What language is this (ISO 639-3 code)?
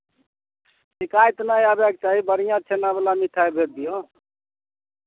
mai